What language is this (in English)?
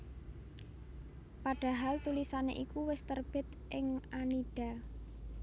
Javanese